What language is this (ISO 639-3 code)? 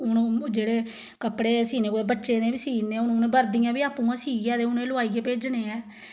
doi